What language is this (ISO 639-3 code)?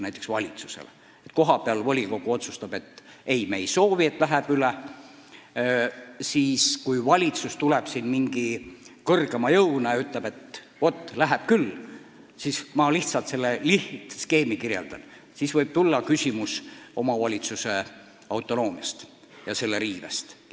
est